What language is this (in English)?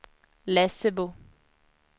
Swedish